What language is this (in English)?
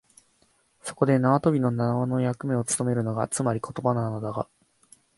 Japanese